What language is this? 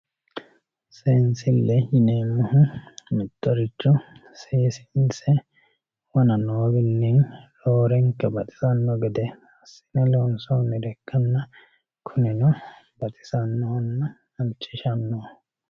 Sidamo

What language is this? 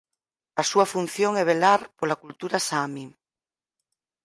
Galician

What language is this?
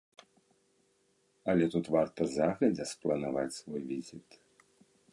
Belarusian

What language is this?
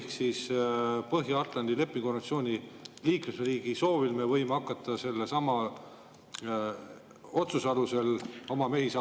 Estonian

